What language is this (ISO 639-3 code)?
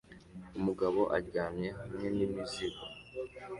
kin